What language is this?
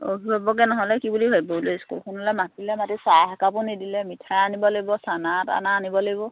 Assamese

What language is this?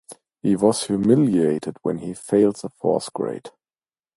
English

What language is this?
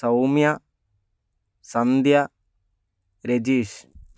Malayalam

